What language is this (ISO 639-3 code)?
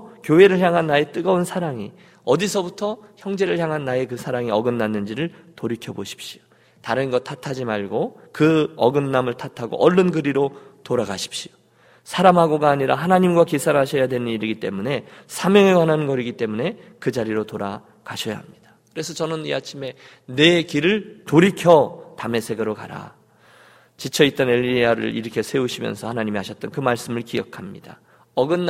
kor